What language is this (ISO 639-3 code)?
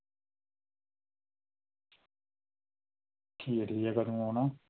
doi